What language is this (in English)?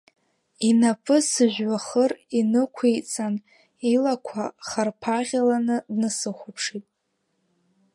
Abkhazian